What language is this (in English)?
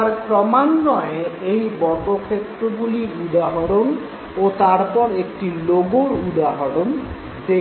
Bangla